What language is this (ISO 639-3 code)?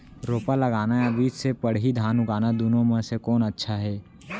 hne